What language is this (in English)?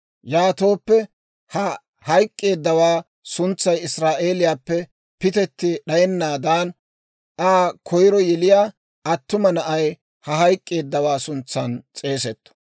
Dawro